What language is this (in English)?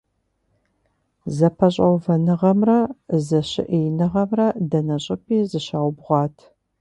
Kabardian